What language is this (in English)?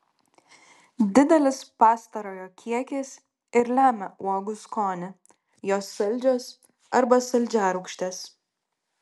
Lithuanian